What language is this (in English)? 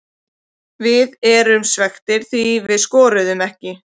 Icelandic